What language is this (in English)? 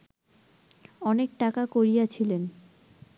Bangla